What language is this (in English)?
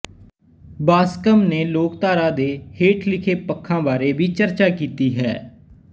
Punjabi